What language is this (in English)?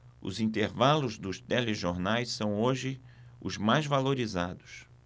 Portuguese